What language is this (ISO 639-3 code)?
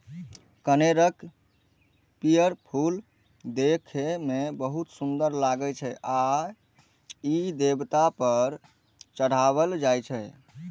mai